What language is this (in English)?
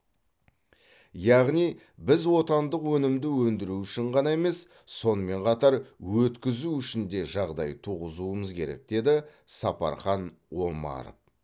Kazakh